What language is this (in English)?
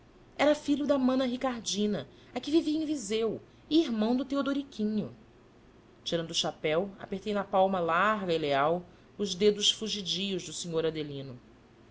Portuguese